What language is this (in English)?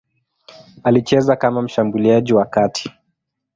Swahili